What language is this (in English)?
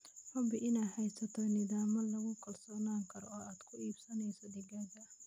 Somali